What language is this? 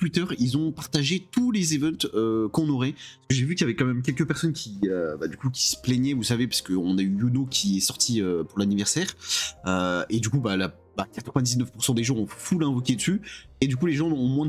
French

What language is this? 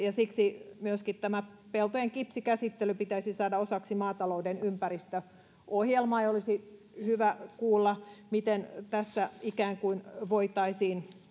Finnish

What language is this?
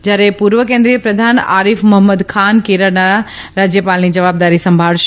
Gujarati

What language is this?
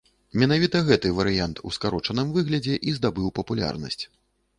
Belarusian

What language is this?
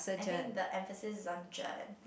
English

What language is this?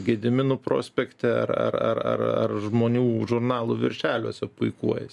Lithuanian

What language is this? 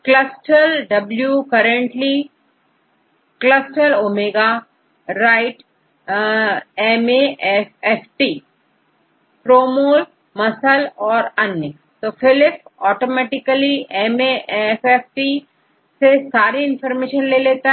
Hindi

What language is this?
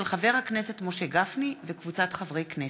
Hebrew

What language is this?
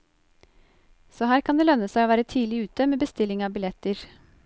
Norwegian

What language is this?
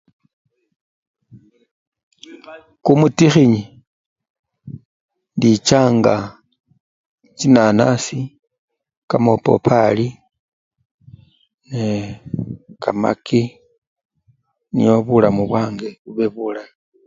Luyia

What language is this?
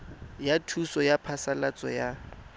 Tswana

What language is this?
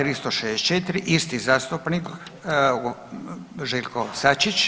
Croatian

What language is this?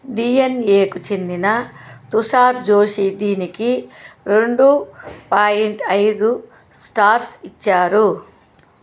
Telugu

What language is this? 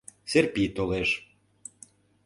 Mari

